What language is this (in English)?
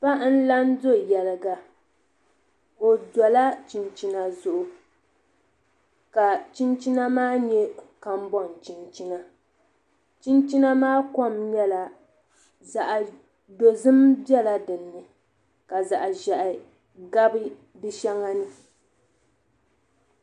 Dagbani